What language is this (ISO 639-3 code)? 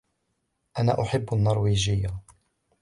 ara